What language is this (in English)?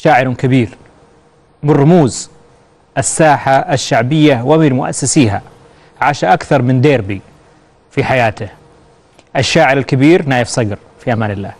Arabic